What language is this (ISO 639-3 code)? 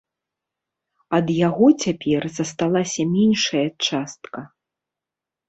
bel